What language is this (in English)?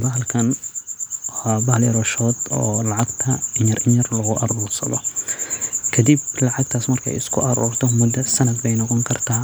Somali